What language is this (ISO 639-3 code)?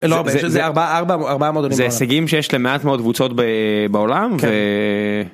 heb